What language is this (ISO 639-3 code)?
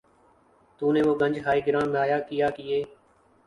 urd